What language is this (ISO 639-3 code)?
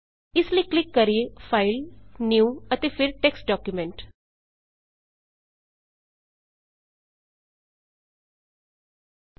pan